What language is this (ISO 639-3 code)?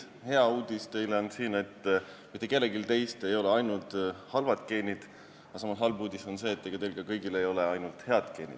est